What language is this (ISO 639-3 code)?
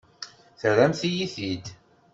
kab